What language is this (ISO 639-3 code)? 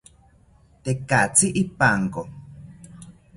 cpy